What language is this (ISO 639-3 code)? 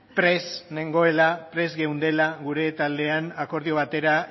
eus